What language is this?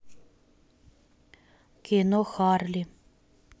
Russian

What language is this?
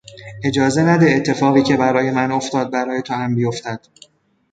Persian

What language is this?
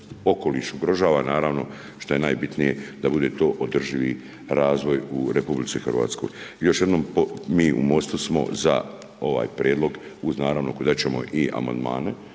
Croatian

